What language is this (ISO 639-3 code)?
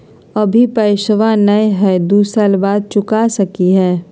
mag